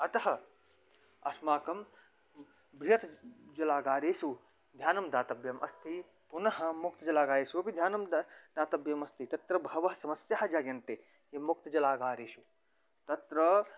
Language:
Sanskrit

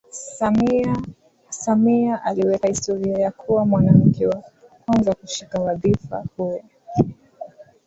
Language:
Swahili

